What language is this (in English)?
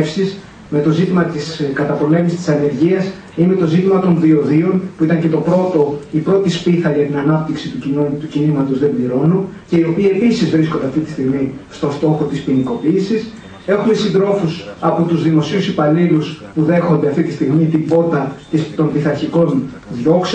Greek